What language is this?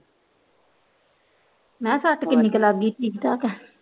Punjabi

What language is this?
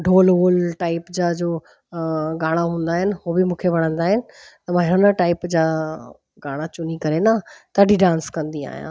Sindhi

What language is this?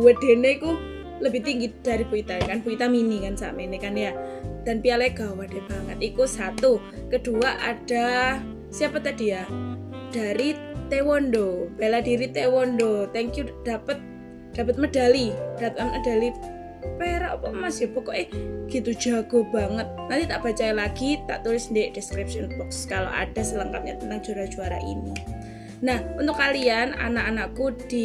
Indonesian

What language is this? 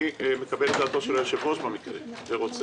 Hebrew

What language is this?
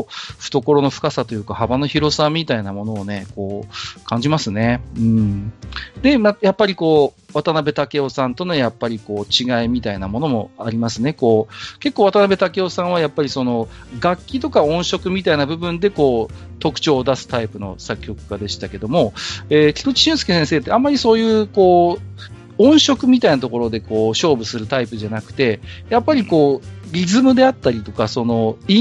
Japanese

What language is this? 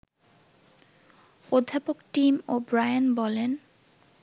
Bangla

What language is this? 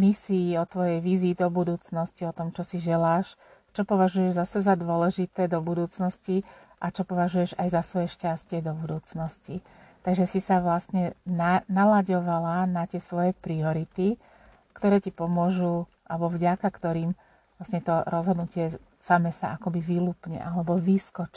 Slovak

